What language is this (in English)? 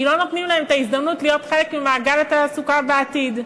Hebrew